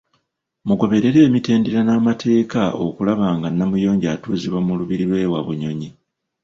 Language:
Ganda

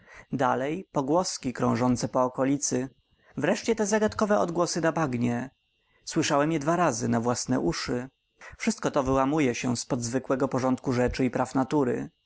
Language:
Polish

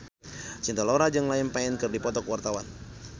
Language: Sundanese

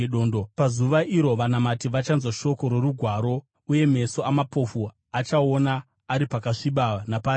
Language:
Shona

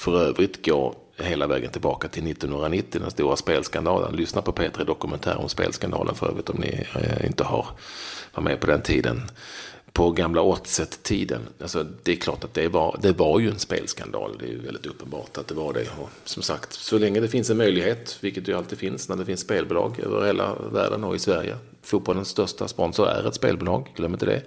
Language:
Swedish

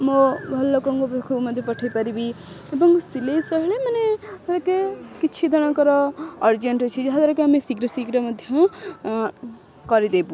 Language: Odia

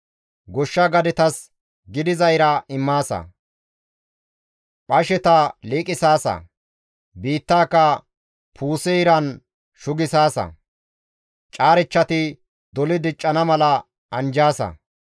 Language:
Gamo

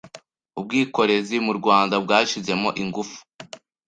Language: Kinyarwanda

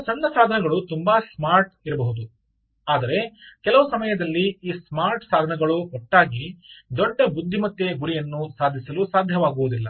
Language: Kannada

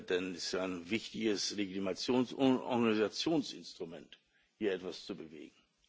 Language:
German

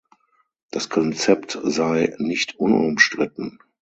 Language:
German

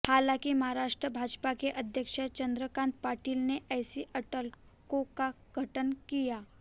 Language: Hindi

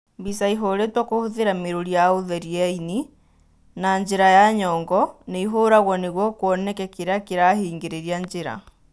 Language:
Kikuyu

